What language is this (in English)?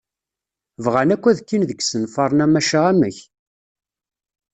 Kabyle